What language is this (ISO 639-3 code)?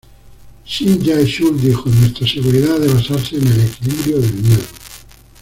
spa